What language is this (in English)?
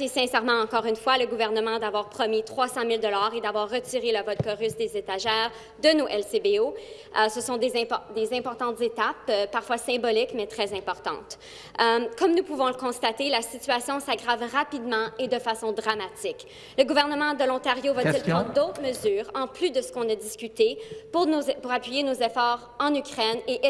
French